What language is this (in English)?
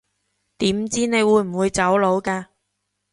Cantonese